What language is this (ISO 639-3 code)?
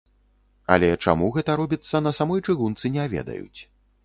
bel